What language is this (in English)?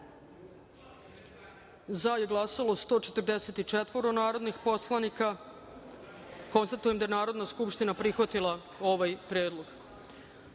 Serbian